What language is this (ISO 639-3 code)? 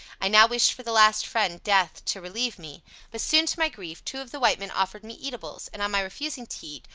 eng